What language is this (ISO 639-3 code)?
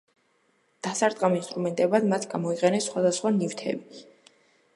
kat